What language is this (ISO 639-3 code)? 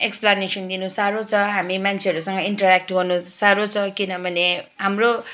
nep